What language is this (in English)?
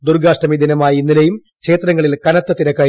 Malayalam